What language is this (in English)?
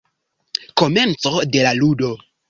Esperanto